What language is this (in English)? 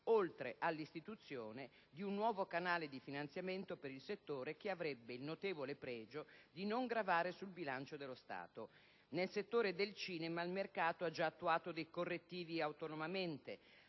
Italian